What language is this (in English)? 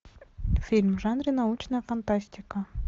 Russian